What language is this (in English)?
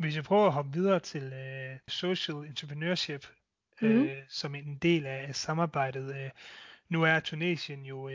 Danish